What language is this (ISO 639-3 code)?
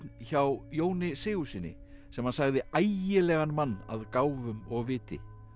isl